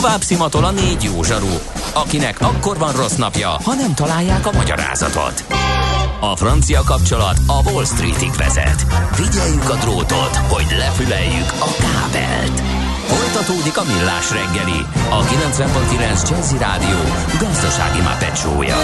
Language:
Hungarian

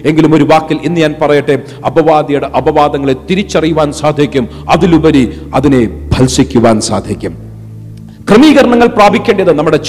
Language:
Malayalam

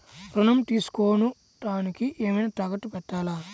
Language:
Telugu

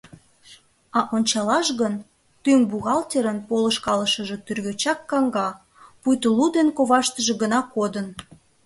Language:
Mari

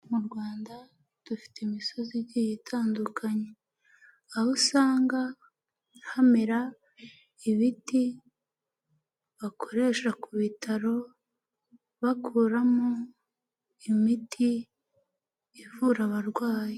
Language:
Kinyarwanda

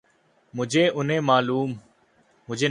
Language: Urdu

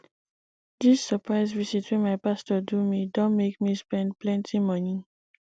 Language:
Nigerian Pidgin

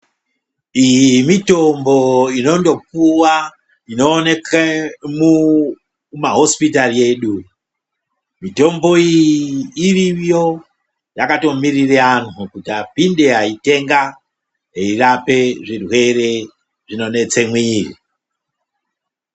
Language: Ndau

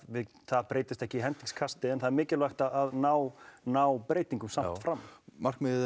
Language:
Icelandic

